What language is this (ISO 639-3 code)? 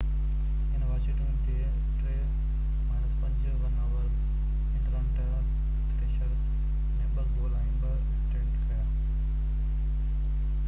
snd